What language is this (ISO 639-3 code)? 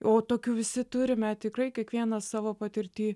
lit